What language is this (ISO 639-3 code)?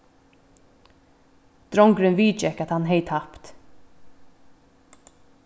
fao